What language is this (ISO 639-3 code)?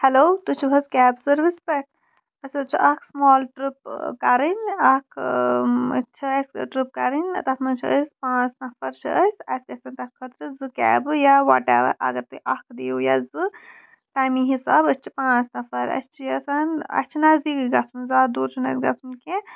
kas